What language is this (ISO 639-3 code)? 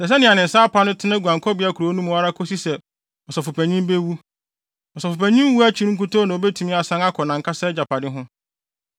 aka